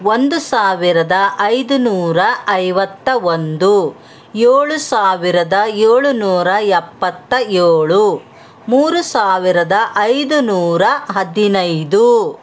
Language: Kannada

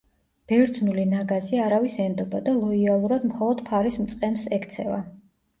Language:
Georgian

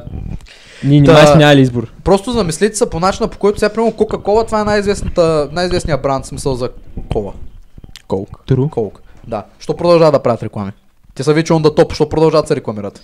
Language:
Bulgarian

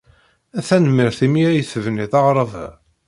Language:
Kabyle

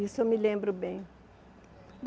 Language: Portuguese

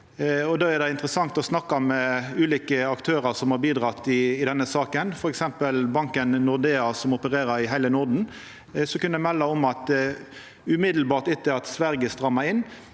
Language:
Norwegian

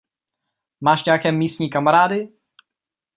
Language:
Czech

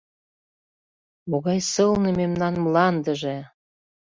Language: Mari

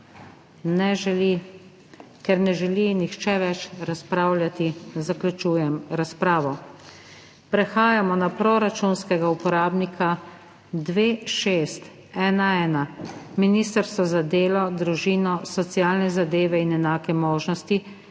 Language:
Slovenian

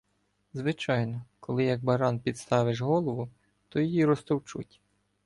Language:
Ukrainian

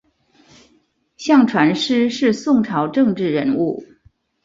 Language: Chinese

